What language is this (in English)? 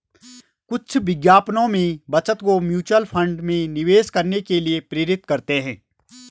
Hindi